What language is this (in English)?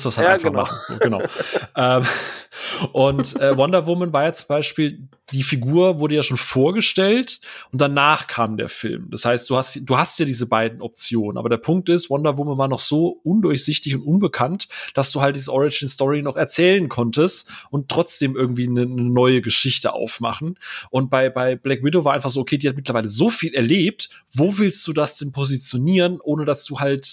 German